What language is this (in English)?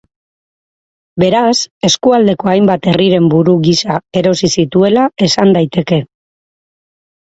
Basque